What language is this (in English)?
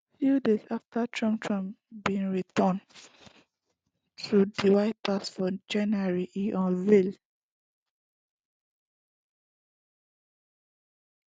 Nigerian Pidgin